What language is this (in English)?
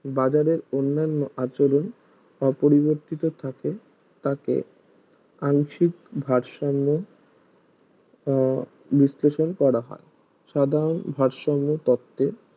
Bangla